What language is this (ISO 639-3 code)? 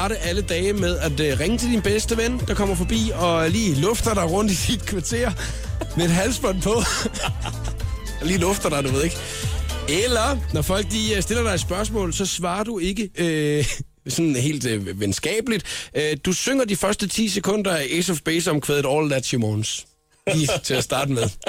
dan